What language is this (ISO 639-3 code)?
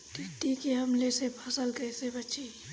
bho